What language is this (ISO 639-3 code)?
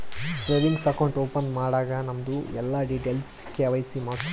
kan